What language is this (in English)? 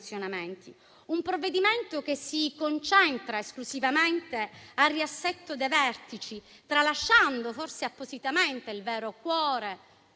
Italian